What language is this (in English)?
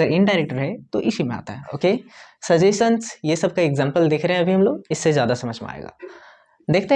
Hindi